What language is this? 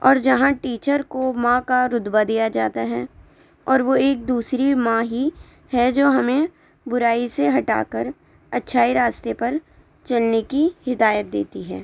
Urdu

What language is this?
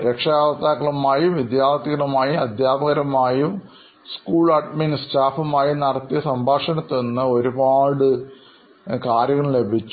Malayalam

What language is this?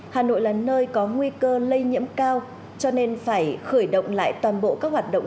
Vietnamese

